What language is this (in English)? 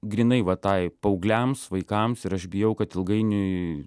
Lithuanian